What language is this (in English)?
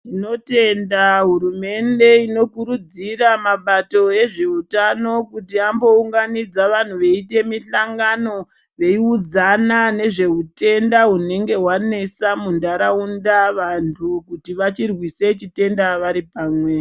Ndau